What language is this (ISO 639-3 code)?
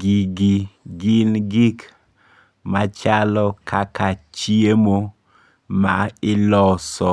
luo